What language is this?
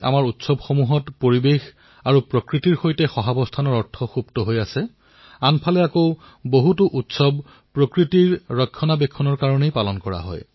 Assamese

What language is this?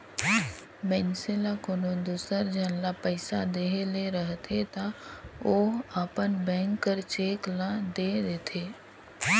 Chhattisgarhi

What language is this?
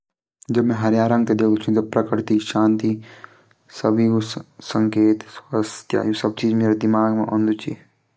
Garhwali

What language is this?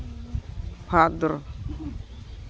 Santali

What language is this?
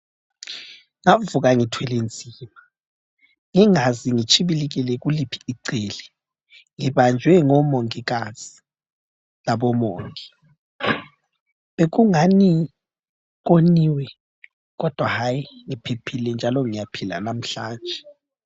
North Ndebele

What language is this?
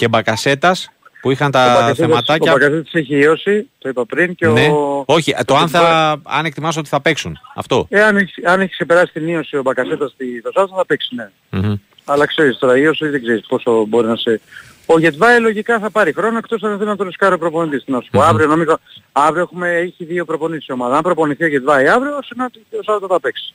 Greek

